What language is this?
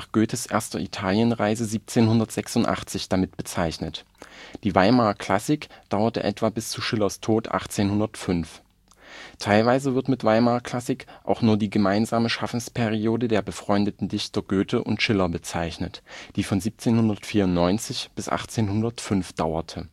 German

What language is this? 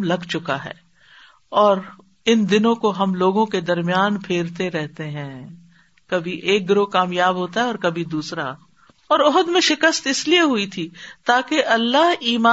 Urdu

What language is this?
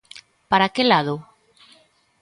Galician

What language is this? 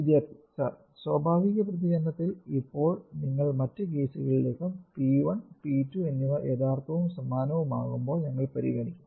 Malayalam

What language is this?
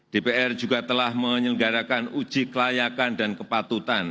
Indonesian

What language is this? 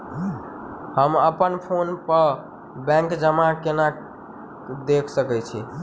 Maithili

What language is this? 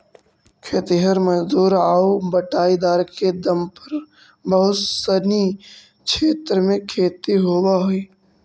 Magahi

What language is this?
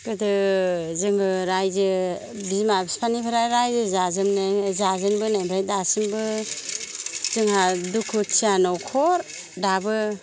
Bodo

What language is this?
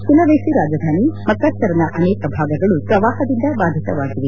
Kannada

